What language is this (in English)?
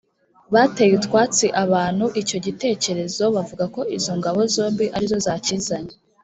Kinyarwanda